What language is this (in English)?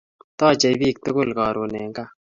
Kalenjin